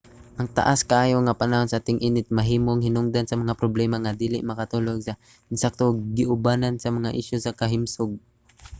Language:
Cebuano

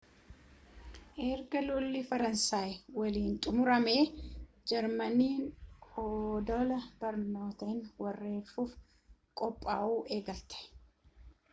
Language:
Oromo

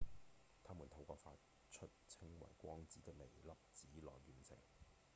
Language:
Cantonese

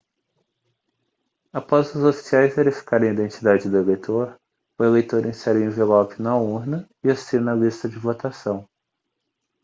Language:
Portuguese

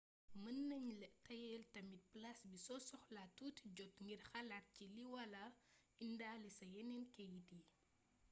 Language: Wolof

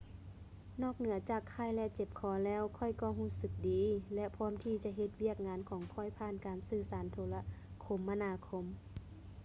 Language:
Lao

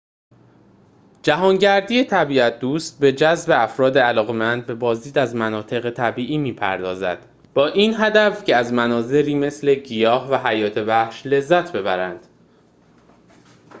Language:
Persian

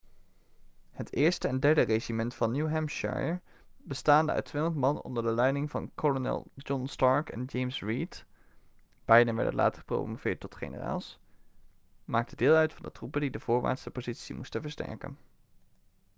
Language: Dutch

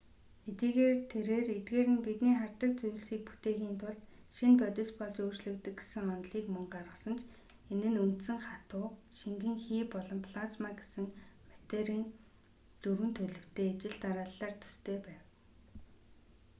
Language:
Mongolian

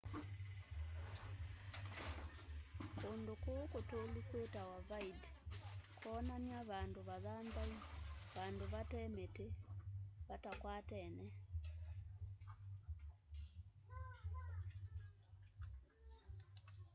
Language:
Kamba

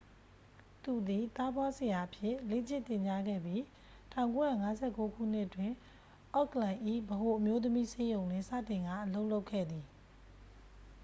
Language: Burmese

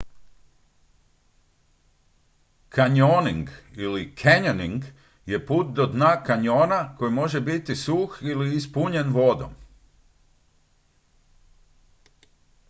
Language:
Croatian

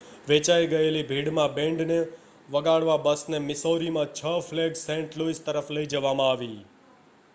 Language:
Gujarati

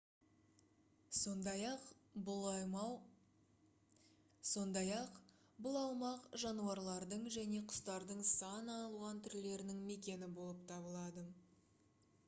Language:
Kazakh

